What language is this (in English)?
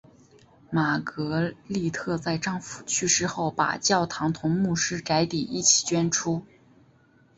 Chinese